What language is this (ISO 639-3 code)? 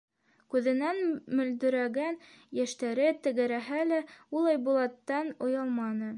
bak